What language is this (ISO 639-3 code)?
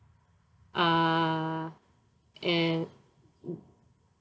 eng